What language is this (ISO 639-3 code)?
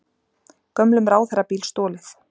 isl